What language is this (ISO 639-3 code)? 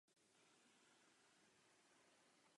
ces